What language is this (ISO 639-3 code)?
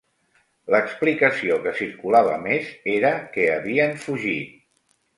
cat